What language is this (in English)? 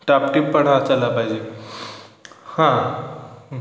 Marathi